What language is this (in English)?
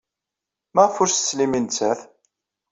Kabyle